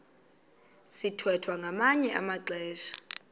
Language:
Xhosa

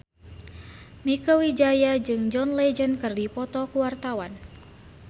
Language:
Sundanese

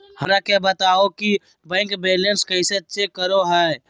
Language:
Magahi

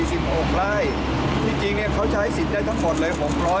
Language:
Thai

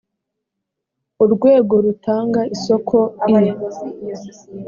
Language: Kinyarwanda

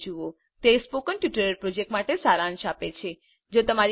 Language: Gujarati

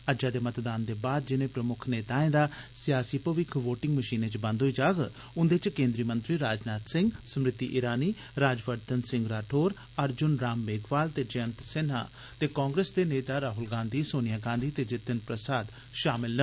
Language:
Dogri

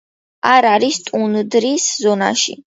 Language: Georgian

